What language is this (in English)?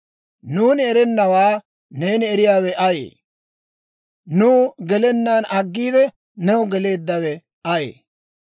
Dawro